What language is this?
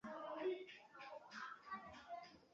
Chinese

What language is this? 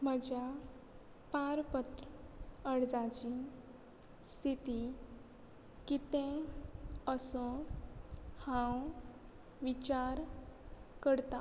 Konkani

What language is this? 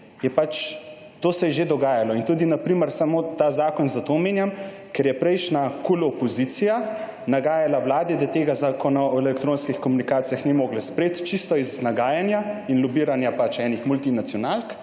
Slovenian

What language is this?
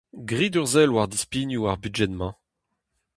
Breton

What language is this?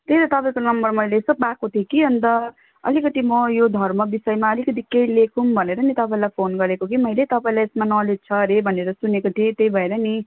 Nepali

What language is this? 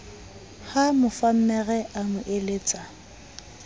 Southern Sotho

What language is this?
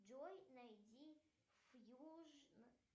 Russian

